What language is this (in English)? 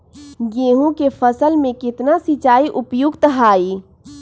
Magahi